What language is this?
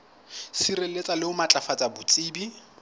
Southern Sotho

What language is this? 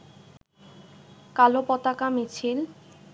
Bangla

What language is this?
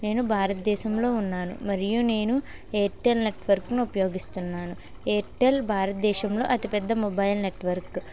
Telugu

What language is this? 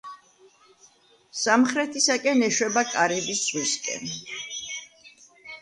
Georgian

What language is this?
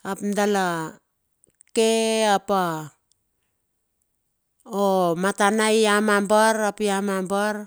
Bilur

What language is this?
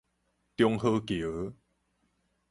Min Nan Chinese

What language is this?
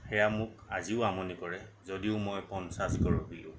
Assamese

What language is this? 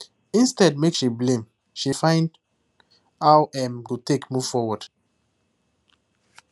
Nigerian Pidgin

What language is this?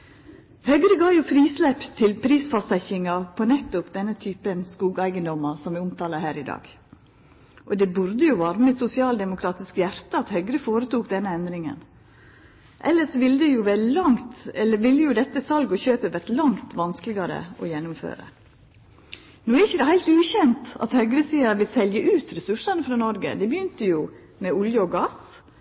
Norwegian Nynorsk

